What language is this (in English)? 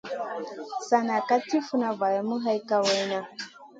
Masana